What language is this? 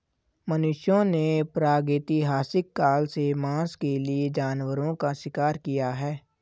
Hindi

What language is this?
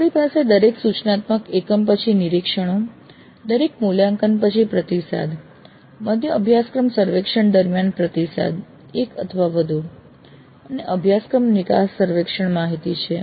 Gujarati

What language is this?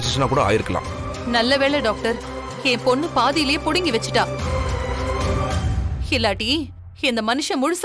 Romanian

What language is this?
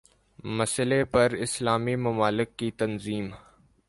Urdu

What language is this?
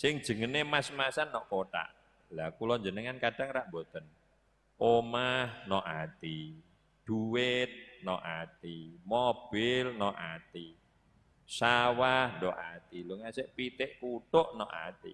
Indonesian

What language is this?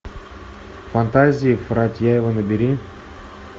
Russian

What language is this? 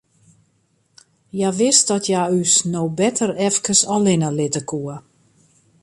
Western Frisian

